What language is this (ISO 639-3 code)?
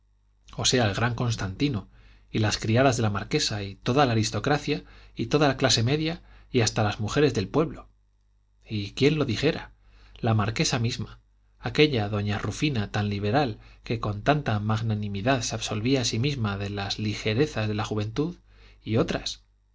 spa